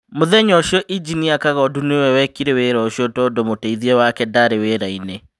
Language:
Kikuyu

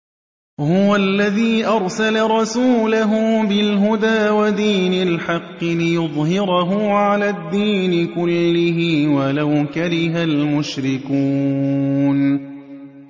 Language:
Arabic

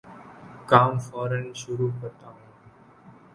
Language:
Urdu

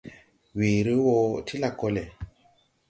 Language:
Tupuri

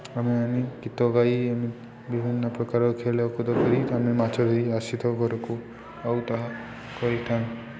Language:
Odia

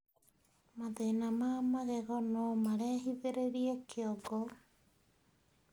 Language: Kikuyu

